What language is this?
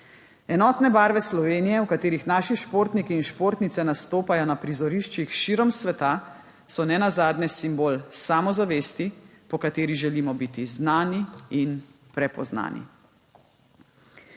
Slovenian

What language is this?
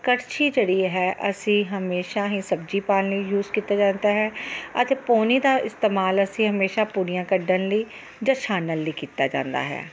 Punjabi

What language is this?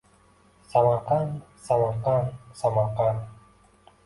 Uzbek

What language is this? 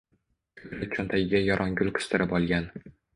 Uzbek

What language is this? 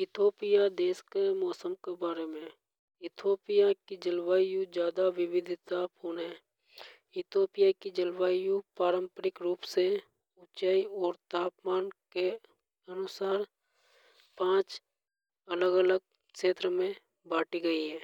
Hadothi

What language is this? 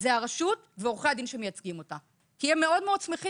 Hebrew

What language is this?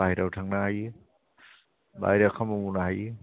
Bodo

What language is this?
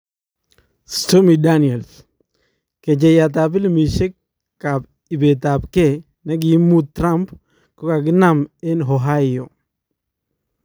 Kalenjin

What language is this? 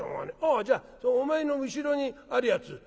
Japanese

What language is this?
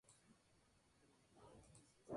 Spanish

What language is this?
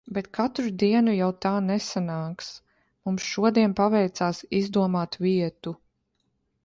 Latvian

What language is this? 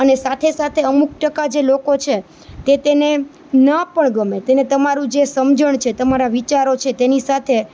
Gujarati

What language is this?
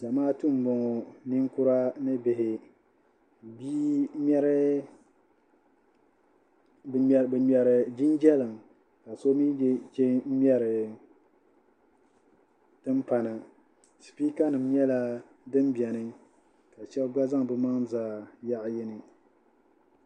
Dagbani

